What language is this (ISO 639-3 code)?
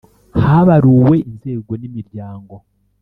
kin